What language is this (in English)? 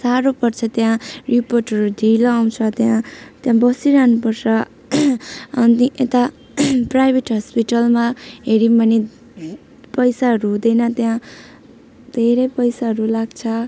Nepali